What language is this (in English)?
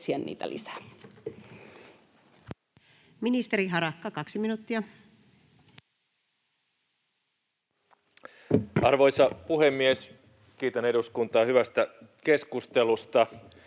Finnish